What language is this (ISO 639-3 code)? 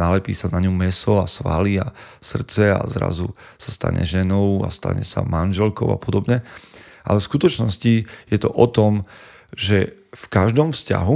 slk